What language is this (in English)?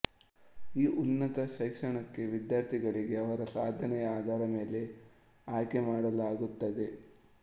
Kannada